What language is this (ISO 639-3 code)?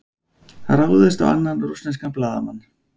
isl